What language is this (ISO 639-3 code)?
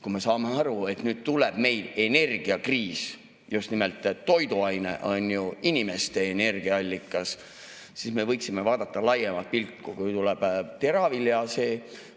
est